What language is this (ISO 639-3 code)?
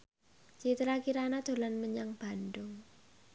jav